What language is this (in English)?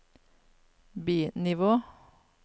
Norwegian